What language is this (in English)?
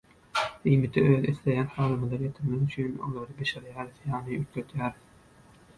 Turkmen